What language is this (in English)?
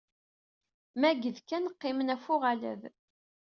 Kabyle